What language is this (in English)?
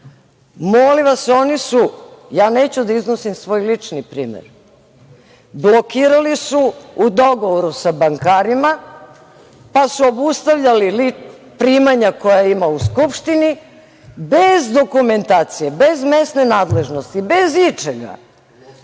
Serbian